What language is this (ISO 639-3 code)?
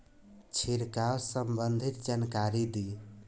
bho